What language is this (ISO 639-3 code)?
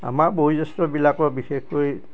asm